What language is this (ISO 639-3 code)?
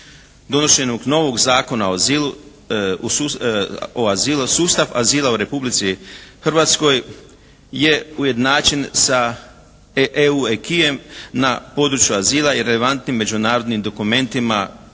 hrv